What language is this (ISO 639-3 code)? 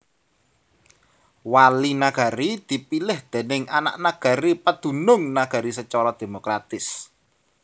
jav